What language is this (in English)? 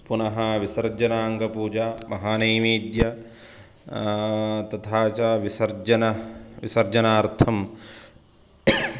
Sanskrit